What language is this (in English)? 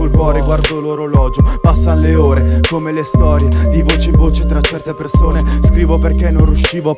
Italian